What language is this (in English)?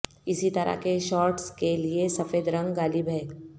Urdu